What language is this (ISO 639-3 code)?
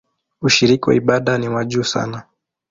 swa